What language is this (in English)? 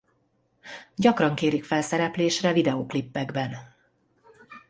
Hungarian